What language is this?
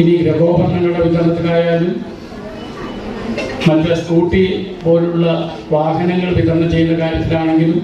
Malayalam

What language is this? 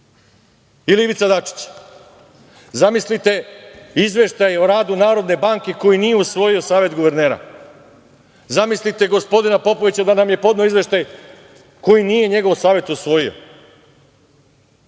Serbian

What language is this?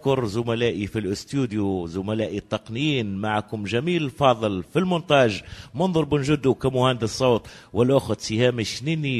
Arabic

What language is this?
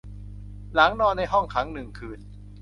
Thai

